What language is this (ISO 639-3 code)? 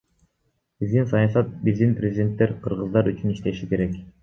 kir